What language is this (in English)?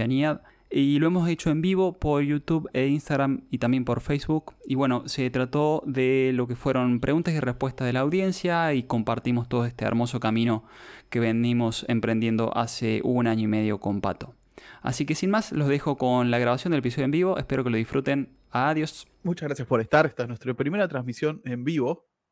Spanish